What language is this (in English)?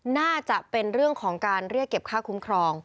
Thai